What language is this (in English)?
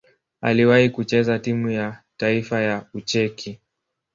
Swahili